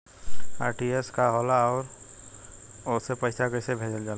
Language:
Bhojpuri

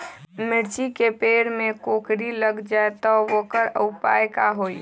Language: Magahi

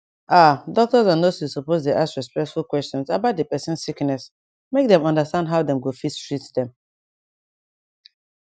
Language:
Nigerian Pidgin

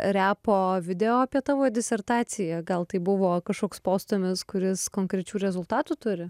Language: Lithuanian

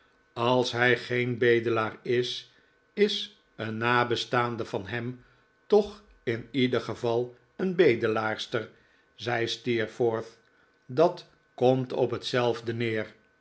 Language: Dutch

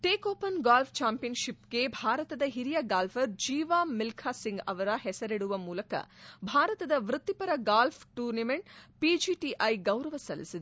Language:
Kannada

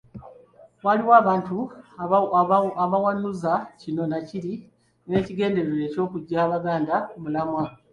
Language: Ganda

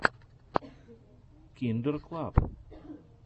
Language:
Russian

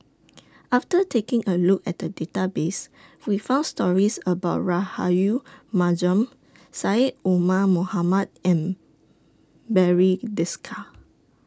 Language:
English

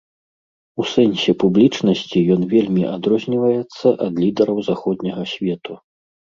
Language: Belarusian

